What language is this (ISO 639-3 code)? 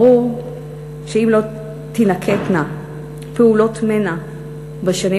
heb